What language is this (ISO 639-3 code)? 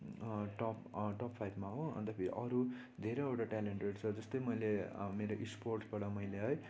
nep